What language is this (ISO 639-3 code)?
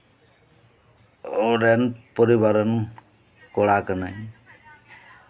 sat